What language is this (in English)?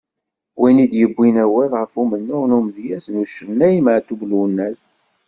Kabyle